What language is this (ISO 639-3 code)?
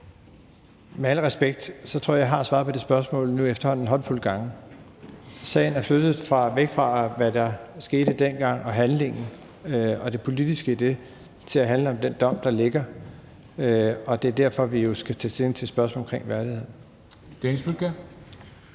dan